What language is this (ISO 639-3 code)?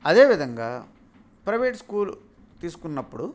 tel